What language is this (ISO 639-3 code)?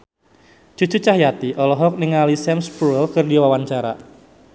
sun